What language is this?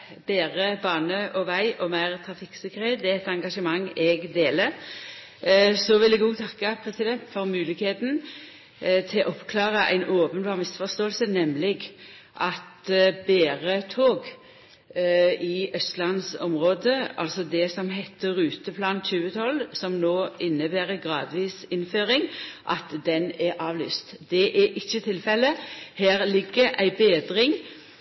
Norwegian Nynorsk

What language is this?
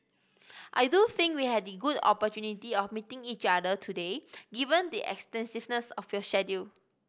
English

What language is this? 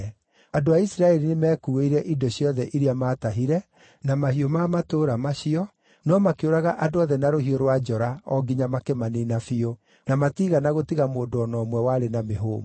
Kikuyu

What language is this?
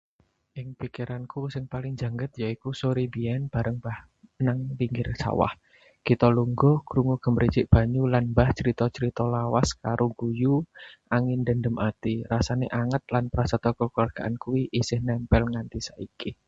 Javanese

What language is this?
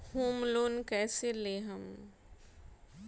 Bhojpuri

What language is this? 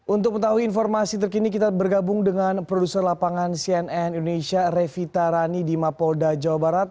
Indonesian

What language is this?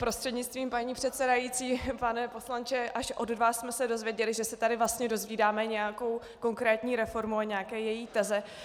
Czech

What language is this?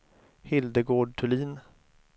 Swedish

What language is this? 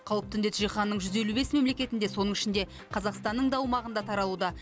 Kazakh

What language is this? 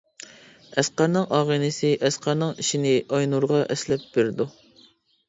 Uyghur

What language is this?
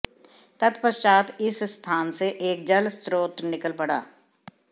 Hindi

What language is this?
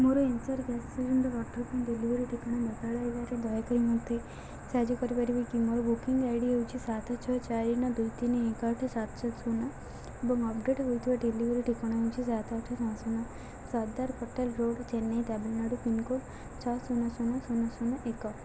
Odia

